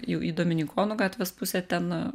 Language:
Lithuanian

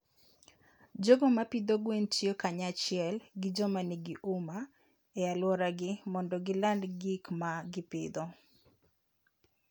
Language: Luo (Kenya and Tanzania)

